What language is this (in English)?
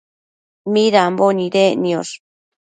Matsés